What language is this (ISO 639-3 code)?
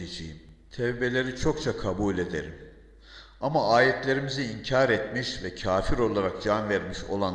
tur